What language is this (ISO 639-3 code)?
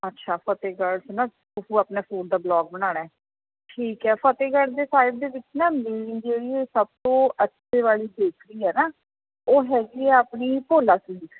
pan